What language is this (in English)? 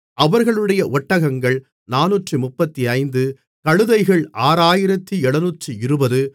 Tamil